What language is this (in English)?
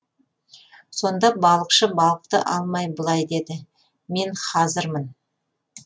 Kazakh